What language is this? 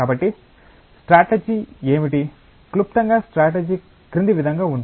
Telugu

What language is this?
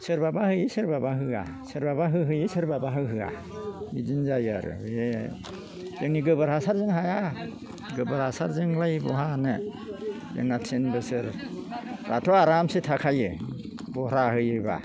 Bodo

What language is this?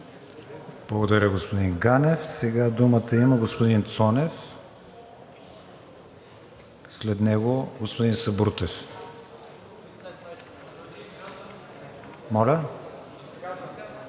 Bulgarian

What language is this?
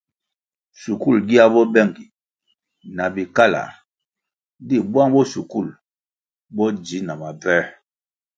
Kwasio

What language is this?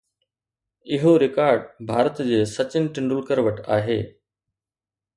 Sindhi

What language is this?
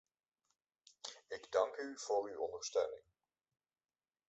Dutch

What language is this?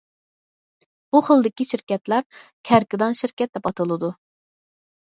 Uyghur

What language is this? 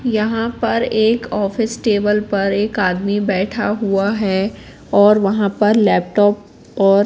Hindi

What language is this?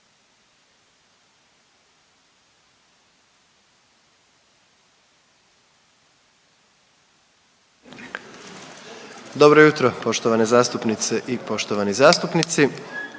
Croatian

